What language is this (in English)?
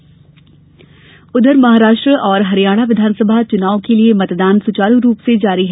Hindi